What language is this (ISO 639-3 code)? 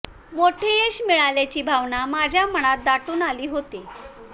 mar